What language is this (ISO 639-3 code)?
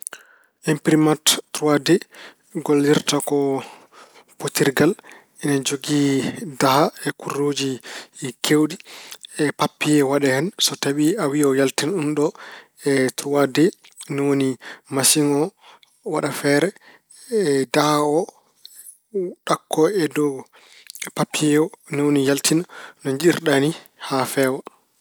ful